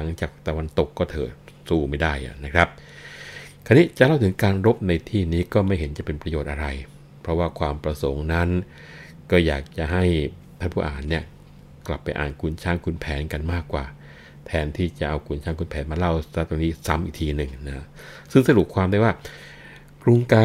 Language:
Thai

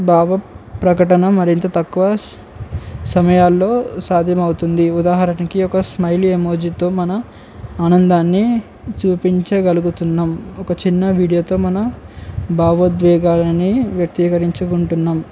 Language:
Telugu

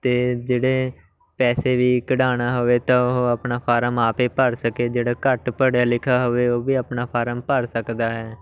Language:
Punjabi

